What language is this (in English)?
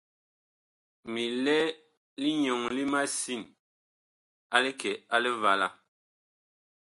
Bakoko